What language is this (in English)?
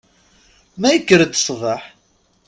Kabyle